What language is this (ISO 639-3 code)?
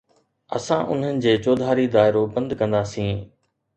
snd